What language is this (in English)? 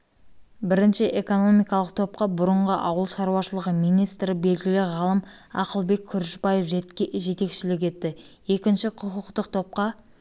Kazakh